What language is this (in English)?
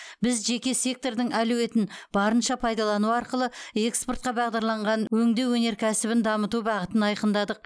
Kazakh